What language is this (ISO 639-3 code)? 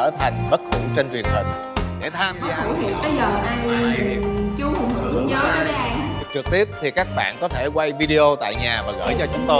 vie